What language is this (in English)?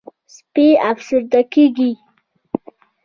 Pashto